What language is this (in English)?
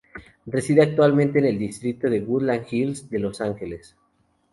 Spanish